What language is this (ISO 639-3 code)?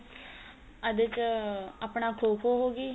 pan